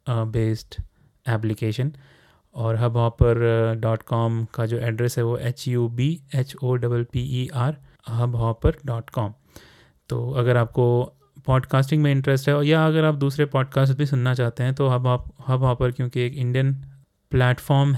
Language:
Hindi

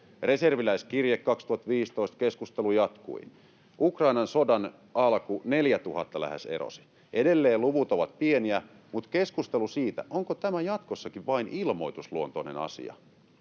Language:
Finnish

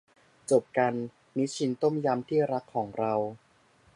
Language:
Thai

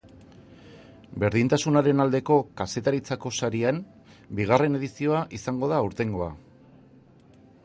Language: Basque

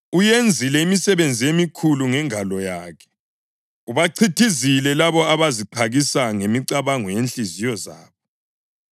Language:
North Ndebele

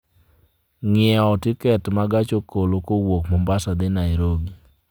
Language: Luo (Kenya and Tanzania)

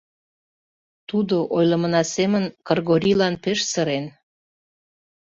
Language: Mari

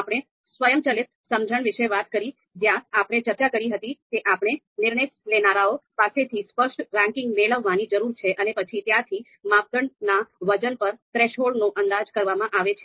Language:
Gujarati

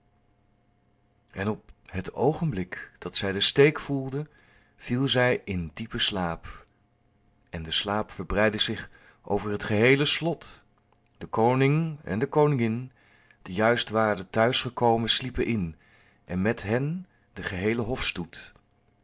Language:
Dutch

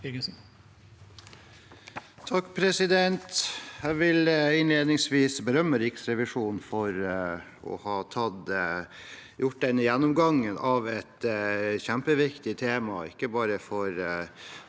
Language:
Norwegian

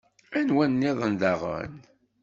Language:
Kabyle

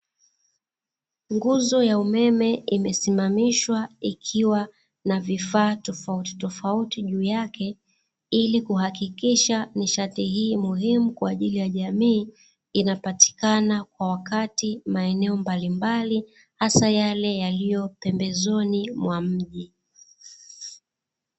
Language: Swahili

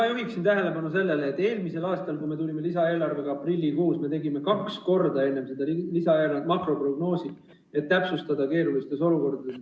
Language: Estonian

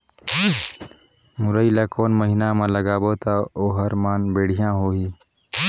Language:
Chhattisgarhi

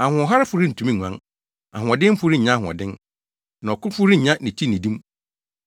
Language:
Akan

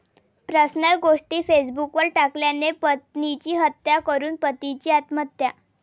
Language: Marathi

